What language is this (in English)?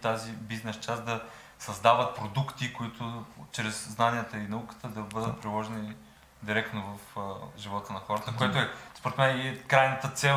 Bulgarian